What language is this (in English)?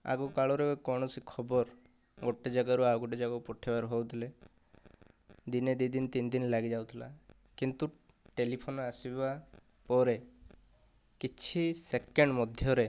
Odia